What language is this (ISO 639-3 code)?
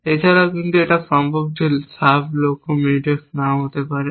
ben